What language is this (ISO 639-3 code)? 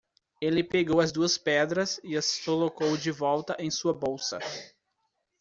por